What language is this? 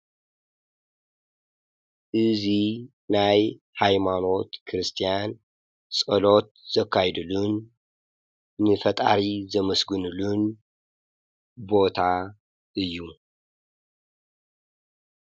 Tigrinya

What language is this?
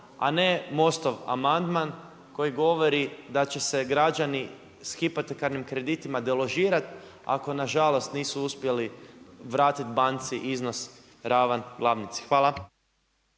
Croatian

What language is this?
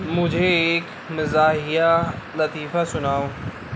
Urdu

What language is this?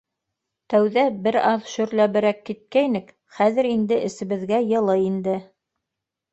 Bashkir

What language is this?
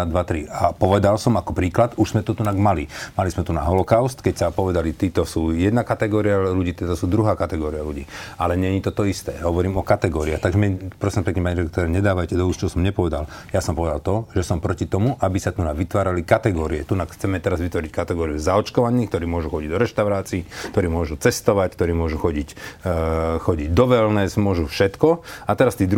Slovak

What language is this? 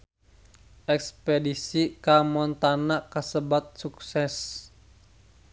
Sundanese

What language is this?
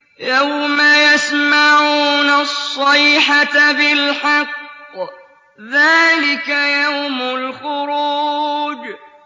Arabic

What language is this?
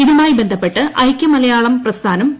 Malayalam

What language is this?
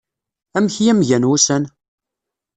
Kabyle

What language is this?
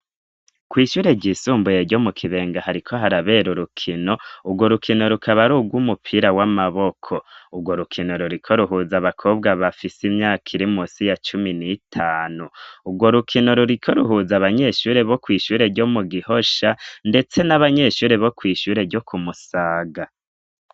Rundi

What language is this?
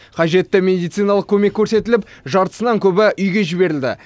Kazakh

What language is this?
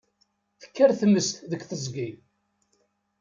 Kabyle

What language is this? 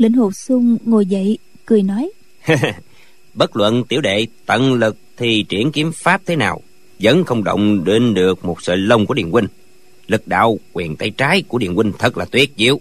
Vietnamese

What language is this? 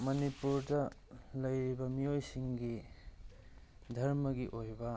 Manipuri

